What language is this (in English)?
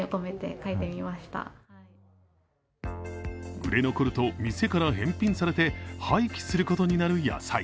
Japanese